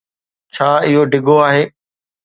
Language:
Sindhi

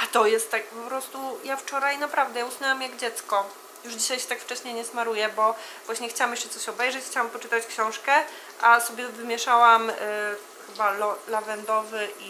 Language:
Polish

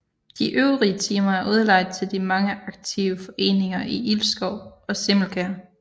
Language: Danish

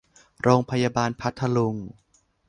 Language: Thai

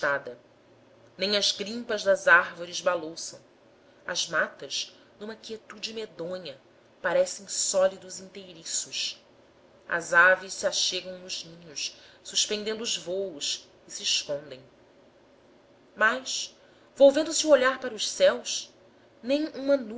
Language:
Portuguese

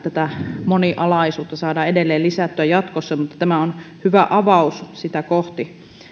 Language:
Finnish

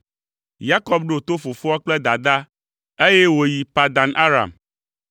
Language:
Ewe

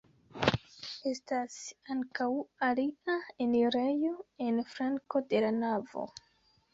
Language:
Esperanto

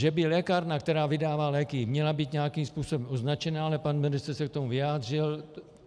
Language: Czech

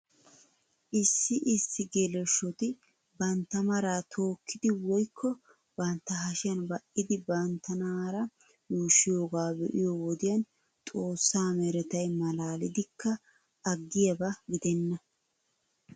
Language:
Wolaytta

